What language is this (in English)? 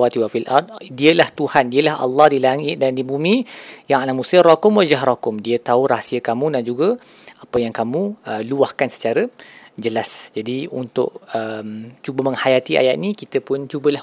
Malay